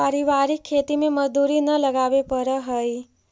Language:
Magahi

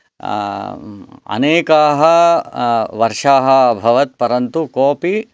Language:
Sanskrit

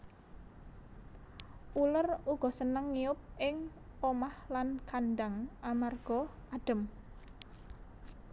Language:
Javanese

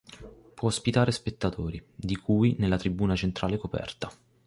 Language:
Italian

